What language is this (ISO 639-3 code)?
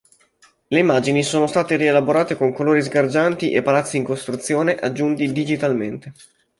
ita